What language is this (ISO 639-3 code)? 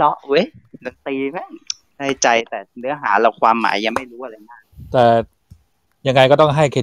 tha